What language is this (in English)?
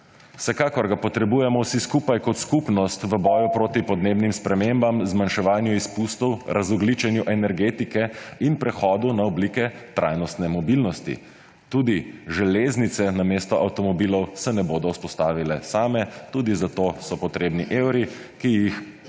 Slovenian